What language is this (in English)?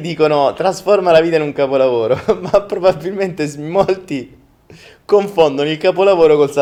Italian